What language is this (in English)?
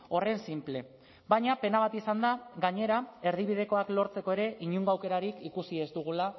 Basque